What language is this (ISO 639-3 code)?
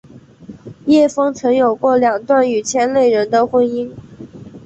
zho